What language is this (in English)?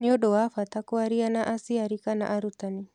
Kikuyu